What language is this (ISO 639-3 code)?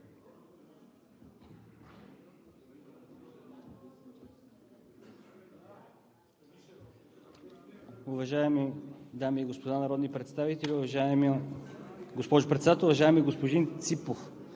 bul